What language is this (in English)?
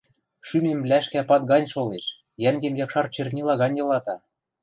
Western Mari